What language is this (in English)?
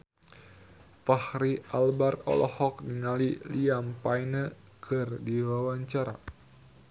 Sundanese